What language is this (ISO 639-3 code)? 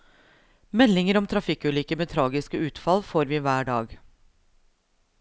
nor